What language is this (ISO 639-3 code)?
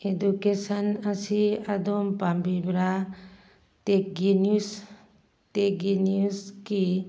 mni